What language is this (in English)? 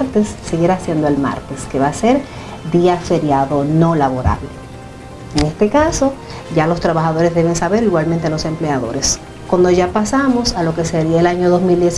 Spanish